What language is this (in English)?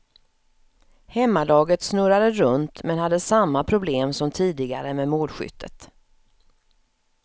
Swedish